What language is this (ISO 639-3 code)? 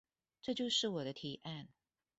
zho